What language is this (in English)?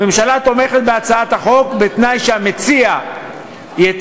Hebrew